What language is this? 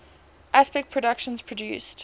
English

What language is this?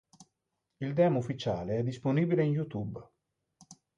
Italian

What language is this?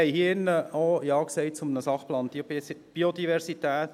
Swiss German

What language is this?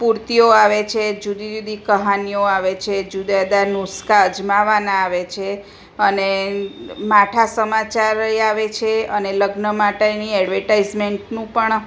Gujarati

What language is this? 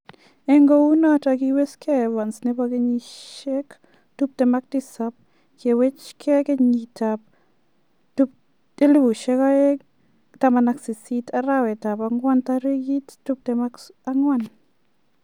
Kalenjin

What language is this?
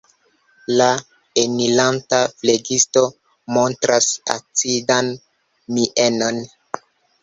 Esperanto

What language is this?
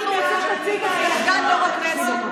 Hebrew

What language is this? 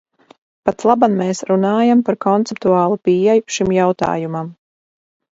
Latvian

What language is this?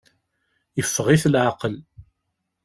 Kabyle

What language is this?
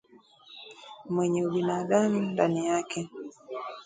Swahili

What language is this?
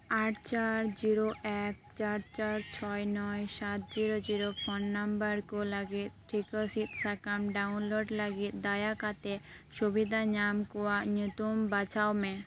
Santali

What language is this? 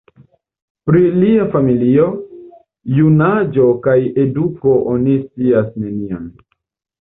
Esperanto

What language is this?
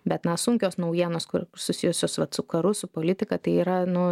Lithuanian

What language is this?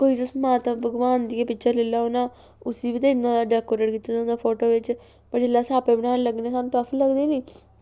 Dogri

